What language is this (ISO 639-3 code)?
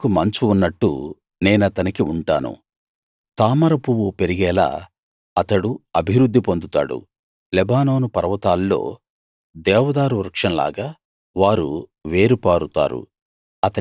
tel